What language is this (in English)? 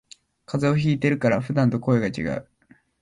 Japanese